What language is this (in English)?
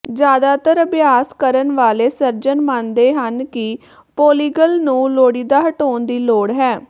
Punjabi